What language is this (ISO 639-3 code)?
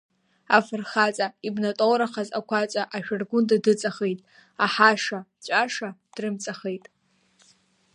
abk